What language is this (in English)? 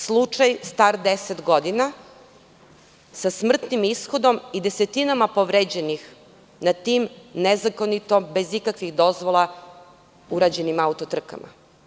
Serbian